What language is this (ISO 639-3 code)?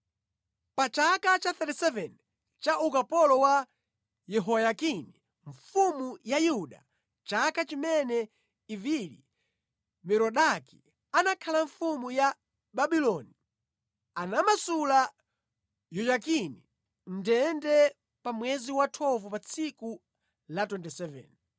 nya